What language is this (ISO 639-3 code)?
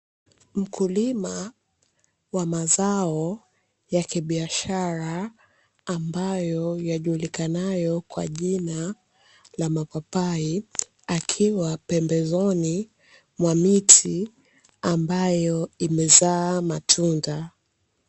swa